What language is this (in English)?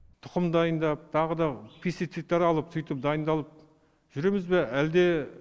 Kazakh